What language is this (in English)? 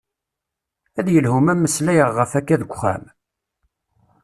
Kabyle